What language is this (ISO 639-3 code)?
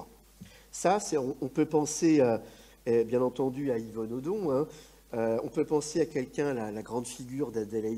fra